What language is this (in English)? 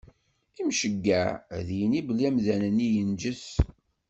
Kabyle